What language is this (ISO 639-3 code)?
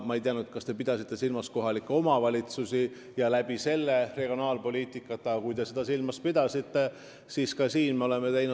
est